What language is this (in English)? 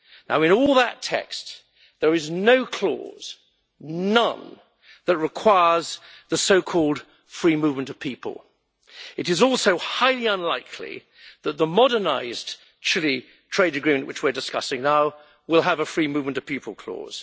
English